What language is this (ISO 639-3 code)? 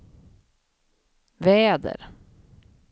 swe